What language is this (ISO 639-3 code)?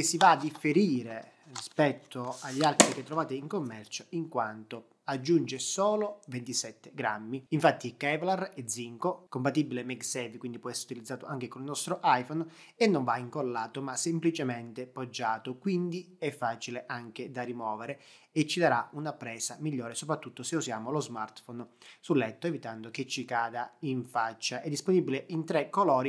ita